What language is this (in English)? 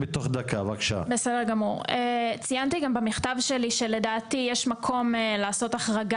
Hebrew